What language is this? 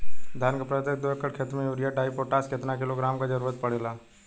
Bhojpuri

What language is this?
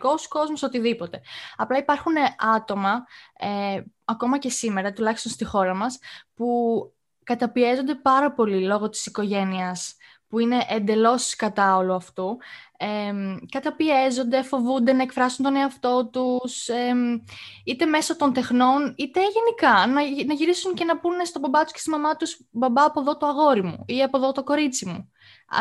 Greek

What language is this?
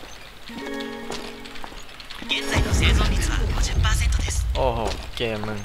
Thai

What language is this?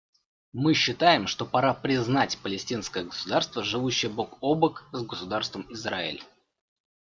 Russian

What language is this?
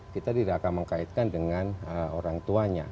Indonesian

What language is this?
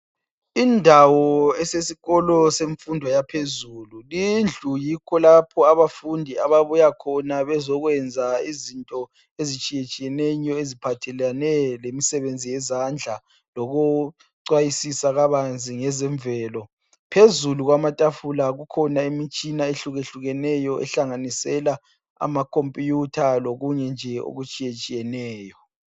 North Ndebele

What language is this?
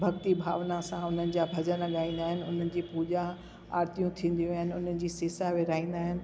Sindhi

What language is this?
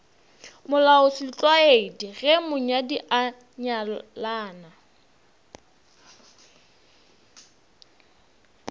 Northern Sotho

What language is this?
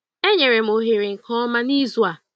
Igbo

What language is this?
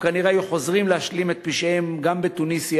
Hebrew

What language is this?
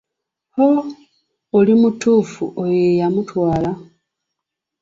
Ganda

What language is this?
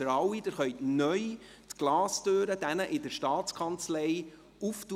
Swiss German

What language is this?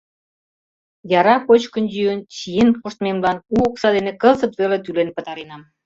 Mari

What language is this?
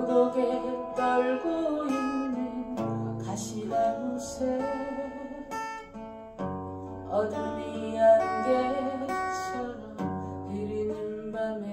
Korean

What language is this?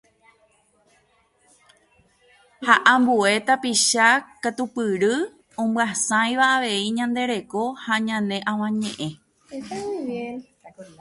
Guarani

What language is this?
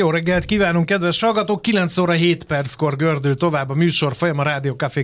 Hungarian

